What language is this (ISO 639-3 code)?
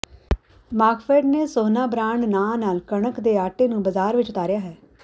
pan